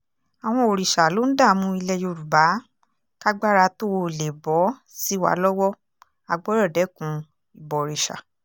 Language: Yoruba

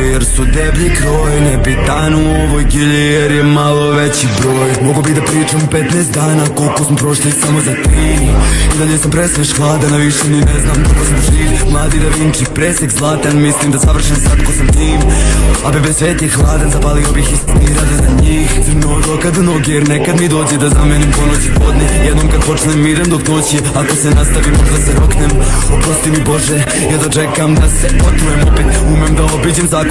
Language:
Bosnian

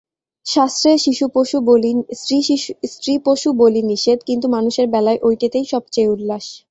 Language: Bangla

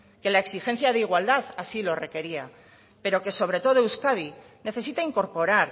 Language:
Spanish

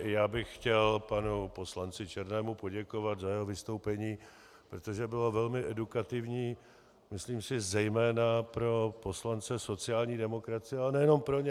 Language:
Czech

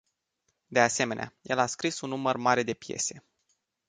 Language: Romanian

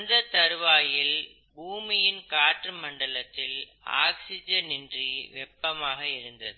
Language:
Tamil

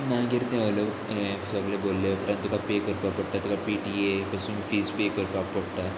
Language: Konkani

